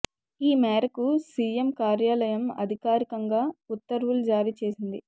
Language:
Telugu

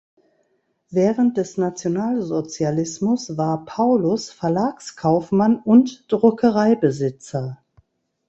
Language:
German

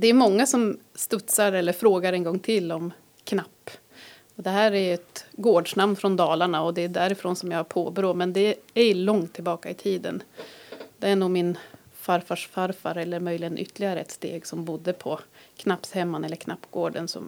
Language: Swedish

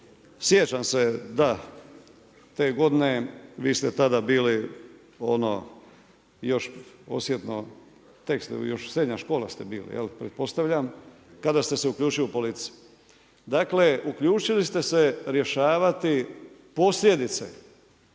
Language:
Croatian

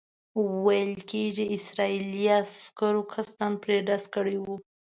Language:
Pashto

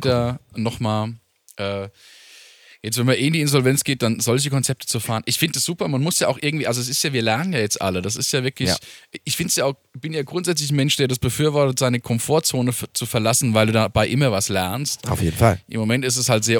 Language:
German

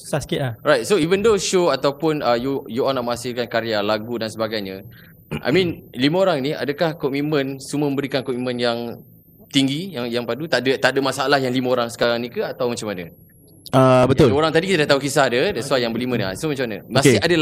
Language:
Malay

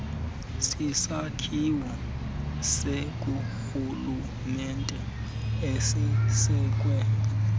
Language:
Xhosa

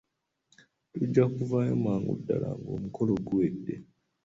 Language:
Ganda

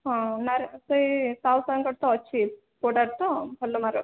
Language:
Odia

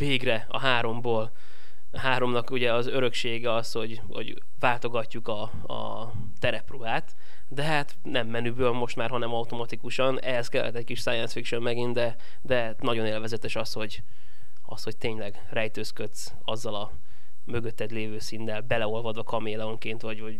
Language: Hungarian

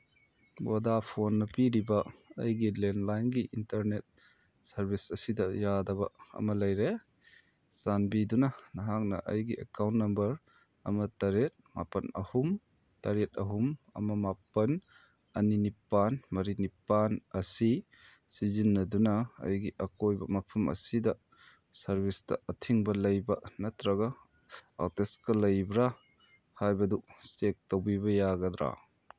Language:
Manipuri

